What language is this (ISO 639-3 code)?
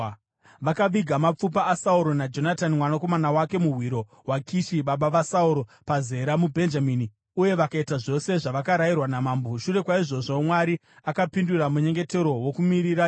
sna